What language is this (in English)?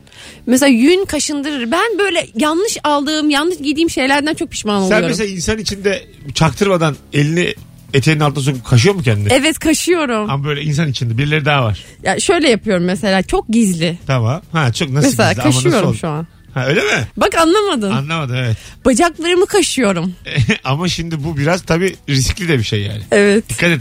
Turkish